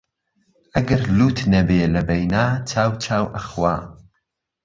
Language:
Central Kurdish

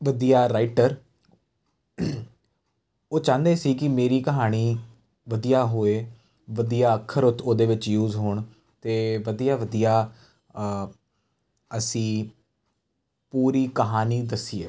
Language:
Punjabi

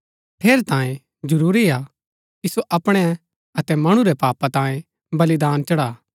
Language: Gaddi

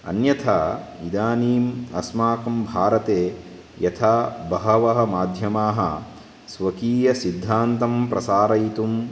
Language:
Sanskrit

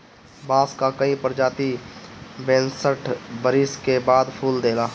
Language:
Bhojpuri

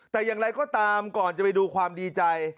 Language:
Thai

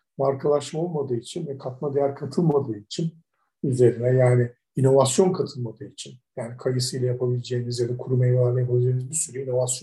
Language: Turkish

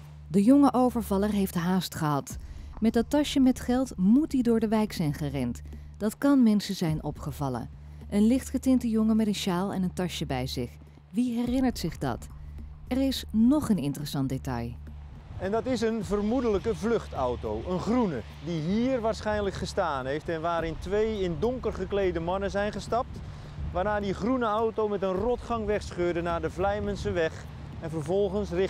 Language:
Dutch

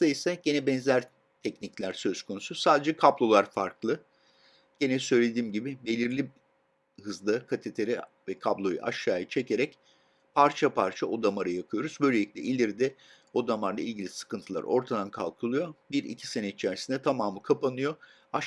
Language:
Turkish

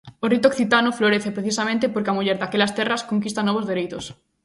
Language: Galician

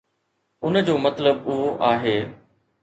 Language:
Sindhi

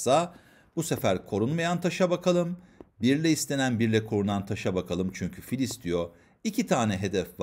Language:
Turkish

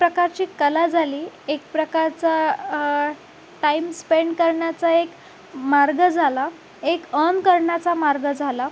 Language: Marathi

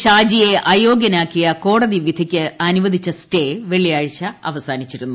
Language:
Malayalam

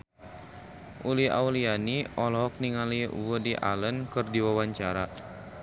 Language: Sundanese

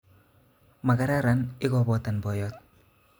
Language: Kalenjin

